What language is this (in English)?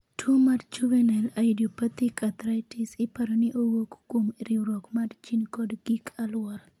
Luo (Kenya and Tanzania)